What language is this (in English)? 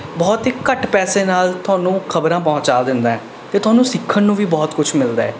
Punjabi